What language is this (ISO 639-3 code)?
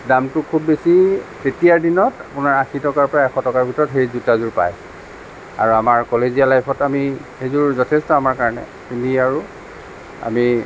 asm